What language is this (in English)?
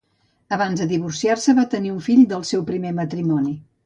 Catalan